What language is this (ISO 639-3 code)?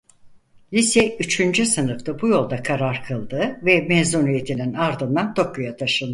tur